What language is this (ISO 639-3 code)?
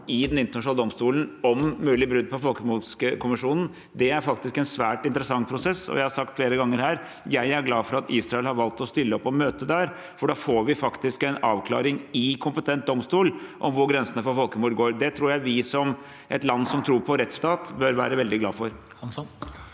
nor